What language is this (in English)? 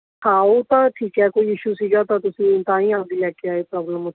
Punjabi